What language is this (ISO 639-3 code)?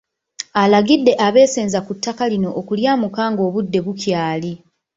lug